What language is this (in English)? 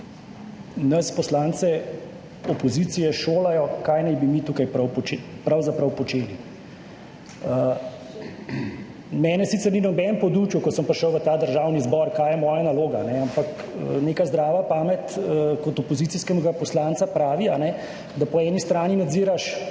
Slovenian